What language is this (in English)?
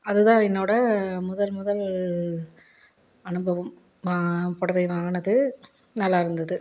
Tamil